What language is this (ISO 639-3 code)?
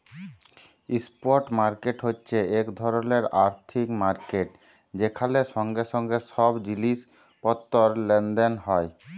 ben